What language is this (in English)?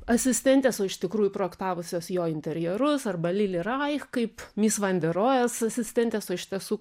Lithuanian